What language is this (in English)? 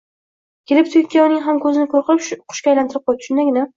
Uzbek